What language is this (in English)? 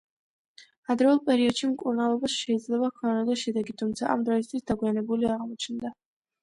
Georgian